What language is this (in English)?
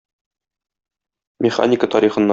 Tatar